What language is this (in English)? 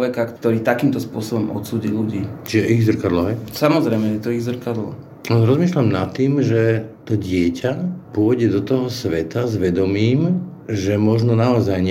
Slovak